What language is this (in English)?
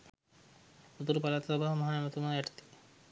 Sinhala